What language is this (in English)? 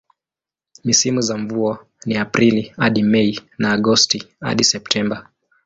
Swahili